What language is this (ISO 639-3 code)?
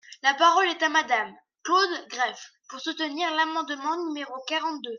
fra